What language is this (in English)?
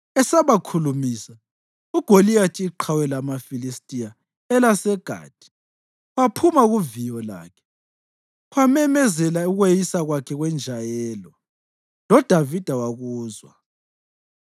North Ndebele